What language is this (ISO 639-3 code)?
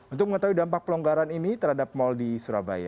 ind